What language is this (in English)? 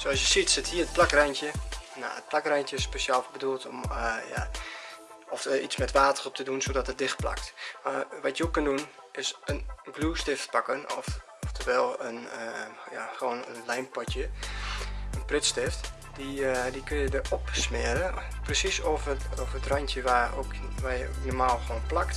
Dutch